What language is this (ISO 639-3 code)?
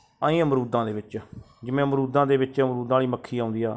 pan